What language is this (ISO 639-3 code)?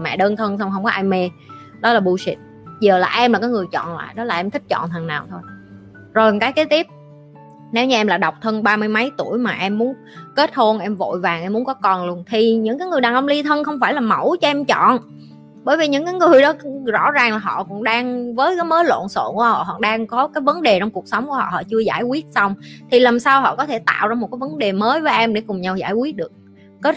vie